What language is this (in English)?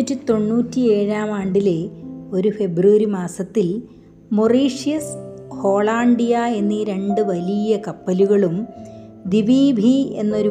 Malayalam